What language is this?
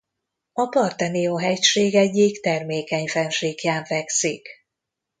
Hungarian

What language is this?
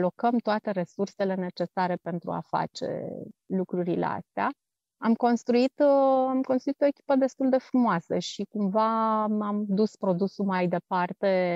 Romanian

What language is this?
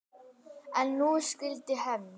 Icelandic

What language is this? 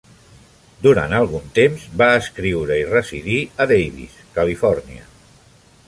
Catalan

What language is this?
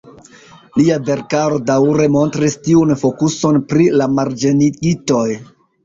Esperanto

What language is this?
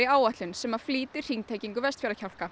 Icelandic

